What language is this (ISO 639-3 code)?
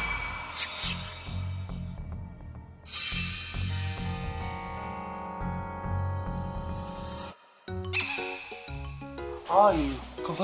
kor